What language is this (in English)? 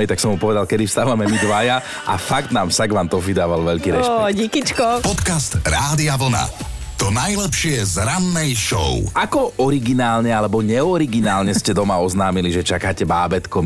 Slovak